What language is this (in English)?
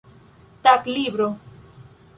Esperanto